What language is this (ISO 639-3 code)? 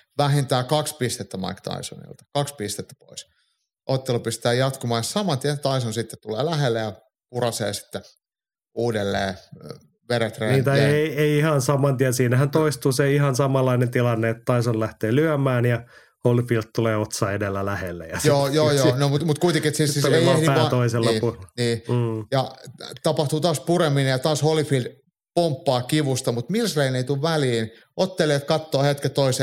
fin